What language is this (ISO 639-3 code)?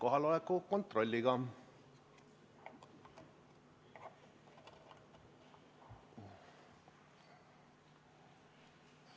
est